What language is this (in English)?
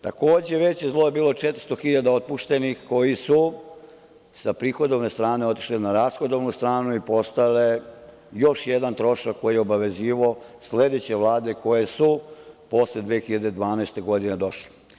Serbian